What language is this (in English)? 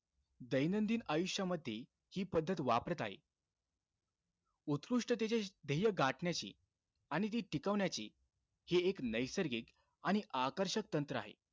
Marathi